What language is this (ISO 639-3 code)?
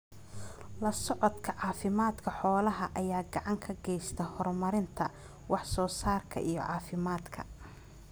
som